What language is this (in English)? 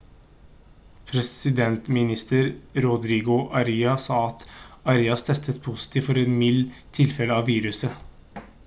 Norwegian Bokmål